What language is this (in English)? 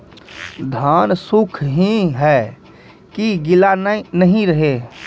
Maithili